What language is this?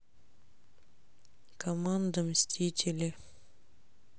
Russian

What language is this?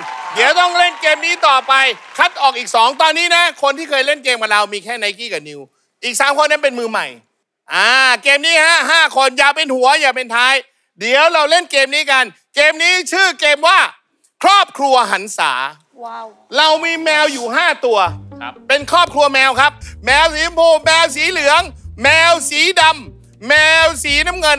Thai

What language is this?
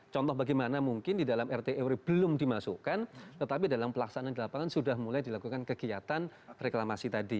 Indonesian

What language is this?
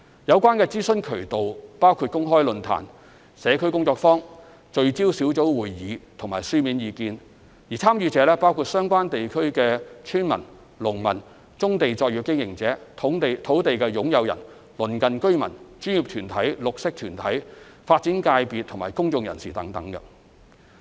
Cantonese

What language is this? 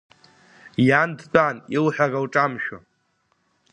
Abkhazian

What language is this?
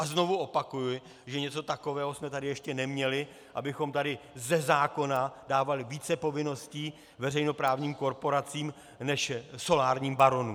Czech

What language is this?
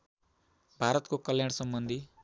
Nepali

